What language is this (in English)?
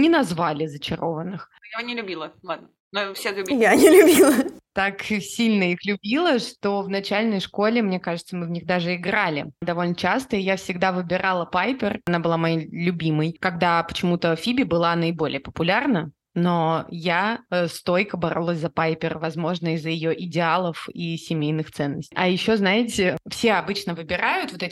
Russian